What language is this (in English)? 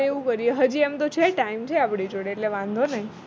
Gujarati